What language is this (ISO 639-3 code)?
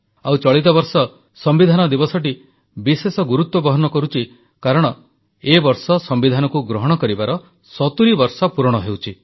ori